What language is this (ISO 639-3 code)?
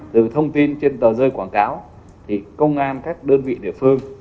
vie